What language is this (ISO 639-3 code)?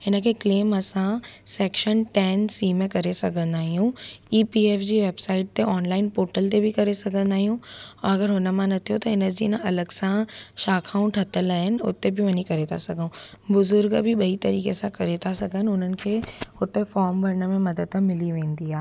snd